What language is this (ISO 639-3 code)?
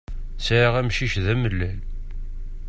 kab